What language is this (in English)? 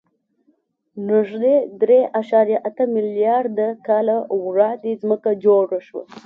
Pashto